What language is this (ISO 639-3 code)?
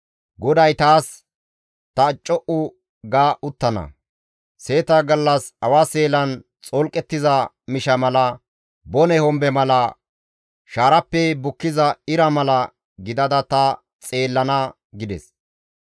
gmv